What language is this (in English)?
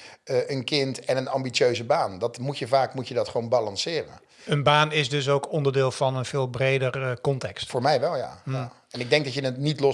Dutch